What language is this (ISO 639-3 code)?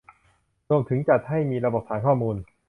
tha